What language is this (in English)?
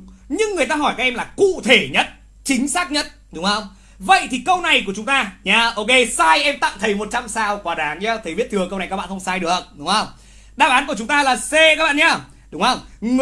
Vietnamese